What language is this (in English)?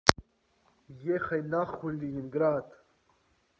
Russian